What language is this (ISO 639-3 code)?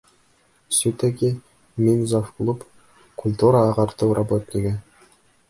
bak